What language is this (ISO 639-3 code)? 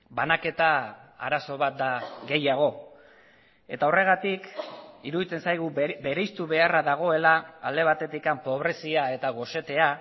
eus